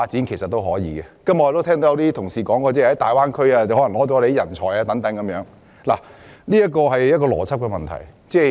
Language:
Cantonese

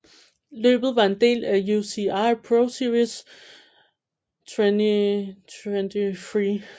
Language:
Danish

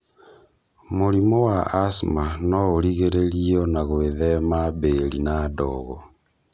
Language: Kikuyu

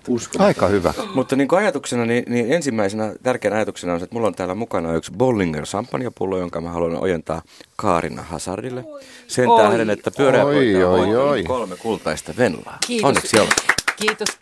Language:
Finnish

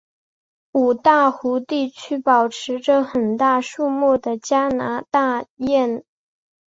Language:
Chinese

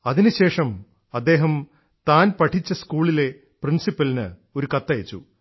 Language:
Malayalam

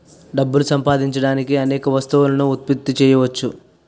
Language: Telugu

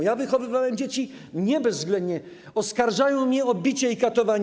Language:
Polish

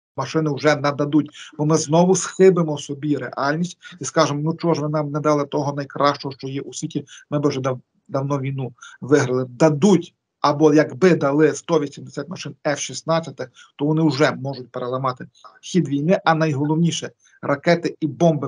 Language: Ukrainian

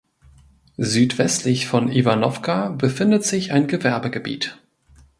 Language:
German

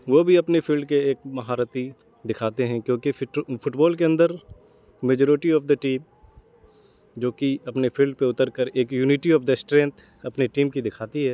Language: Urdu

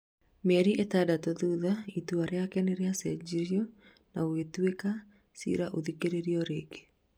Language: Kikuyu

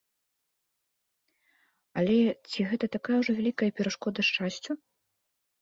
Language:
Belarusian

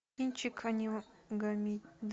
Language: Russian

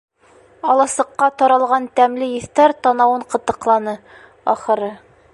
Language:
Bashkir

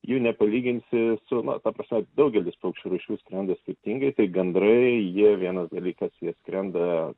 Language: Lithuanian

